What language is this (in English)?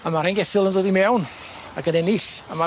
Welsh